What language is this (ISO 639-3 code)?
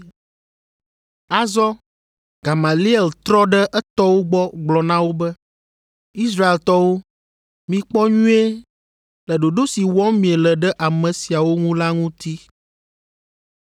ewe